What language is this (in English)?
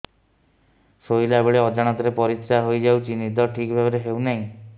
Odia